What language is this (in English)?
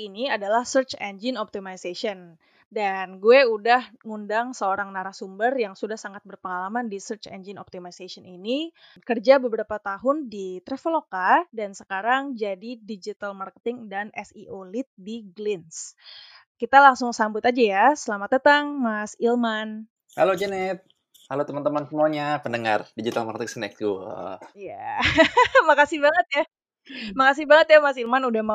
Indonesian